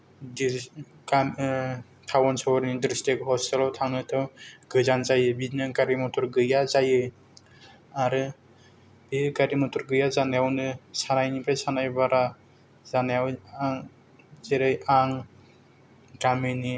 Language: Bodo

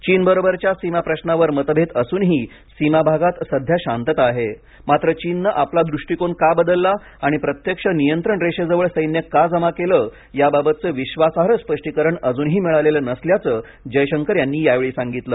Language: Marathi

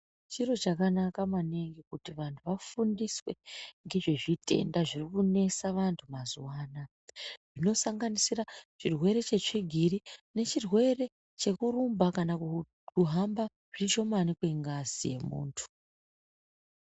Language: Ndau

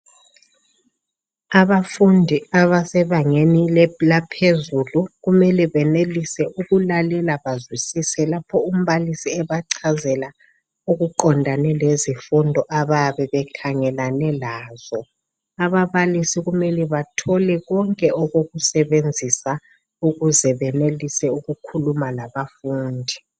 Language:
North Ndebele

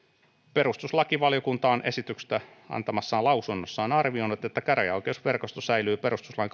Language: Finnish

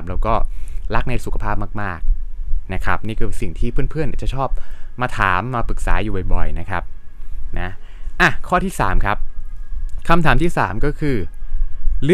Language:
Thai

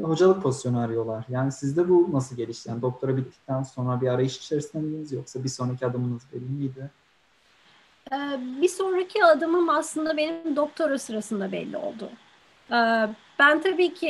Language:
Turkish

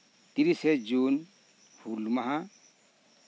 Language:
Santali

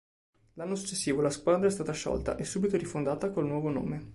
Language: Italian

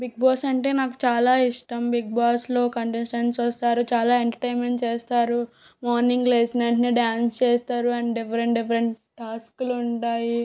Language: Telugu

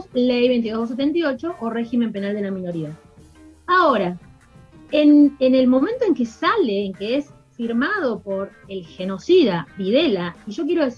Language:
Spanish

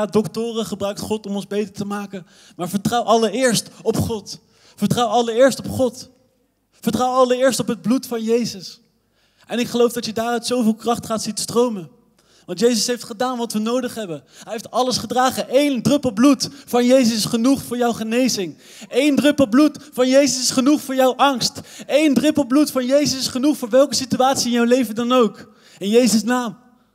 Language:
Dutch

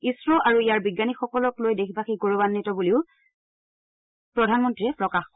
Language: Assamese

